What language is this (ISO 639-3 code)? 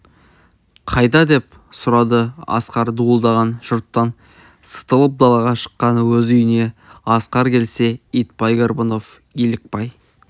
kaz